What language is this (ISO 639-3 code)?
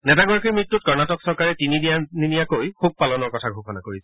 asm